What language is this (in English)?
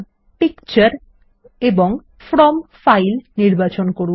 Bangla